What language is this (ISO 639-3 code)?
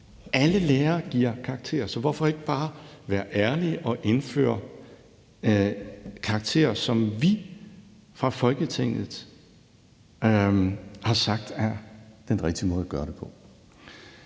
dan